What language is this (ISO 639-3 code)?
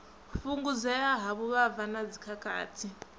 ven